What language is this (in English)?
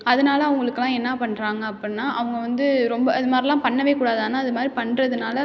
Tamil